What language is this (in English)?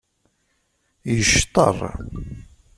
Kabyle